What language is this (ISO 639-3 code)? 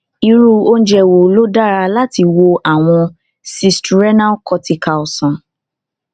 yor